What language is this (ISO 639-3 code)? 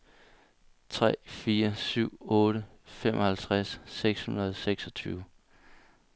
dan